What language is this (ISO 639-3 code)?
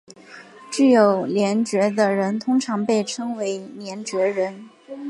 zho